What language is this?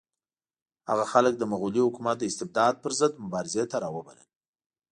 Pashto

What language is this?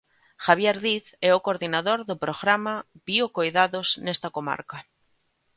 Galician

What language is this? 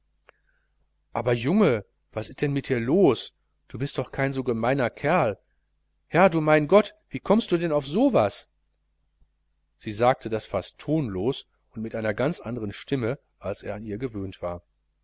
German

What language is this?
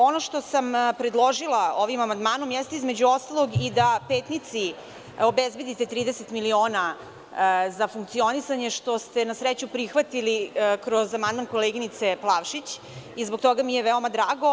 Serbian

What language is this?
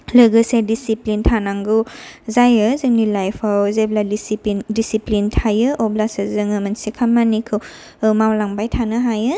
Bodo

